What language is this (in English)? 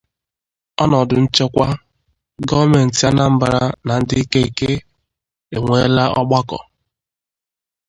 Igbo